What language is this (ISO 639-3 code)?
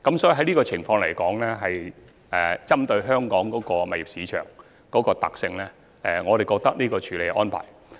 yue